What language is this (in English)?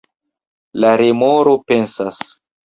Esperanto